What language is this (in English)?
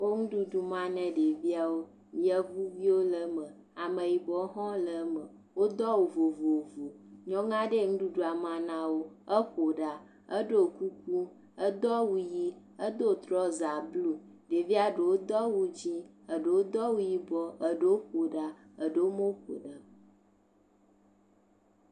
Ewe